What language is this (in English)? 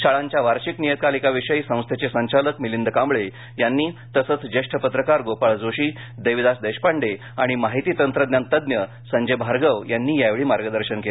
Marathi